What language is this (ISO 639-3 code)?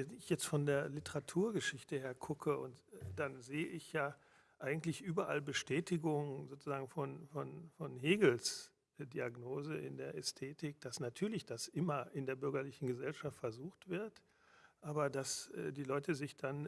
deu